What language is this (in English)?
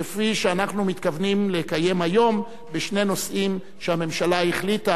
Hebrew